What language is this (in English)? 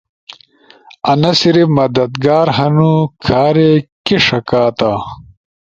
Ushojo